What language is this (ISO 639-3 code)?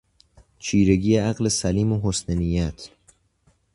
fas